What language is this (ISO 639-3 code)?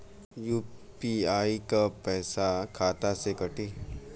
bho